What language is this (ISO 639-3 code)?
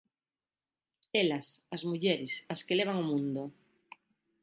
glg